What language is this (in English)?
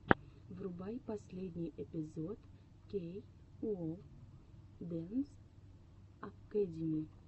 Russian